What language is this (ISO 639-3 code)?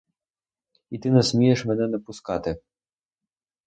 ukr